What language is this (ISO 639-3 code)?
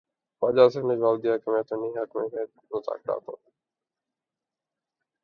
urd